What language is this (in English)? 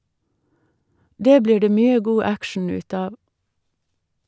Norwegian